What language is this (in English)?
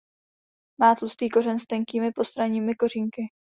Czech